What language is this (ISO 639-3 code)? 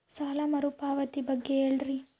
kan